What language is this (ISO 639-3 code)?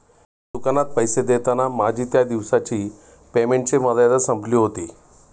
mar